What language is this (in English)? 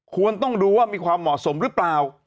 Thai